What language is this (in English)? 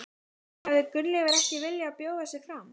Icelandic